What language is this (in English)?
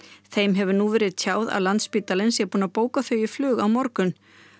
Icelandic